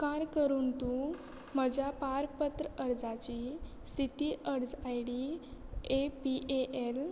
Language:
Konkani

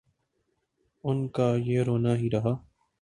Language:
Urdu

